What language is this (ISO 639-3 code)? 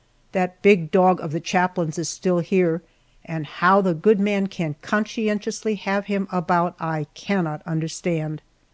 eng